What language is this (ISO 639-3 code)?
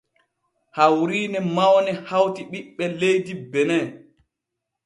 fue